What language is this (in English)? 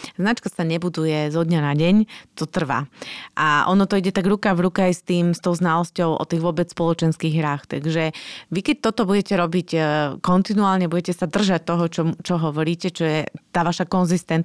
Slovak